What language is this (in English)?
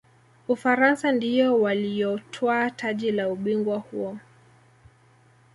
Swahili